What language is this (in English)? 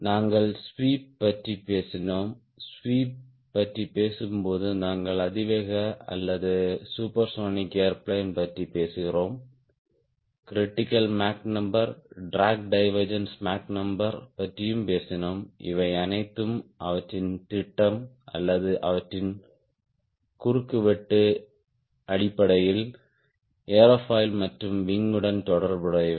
Tamil